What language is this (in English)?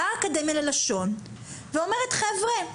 Hebrew